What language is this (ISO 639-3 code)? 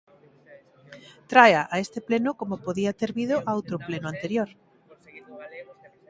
glg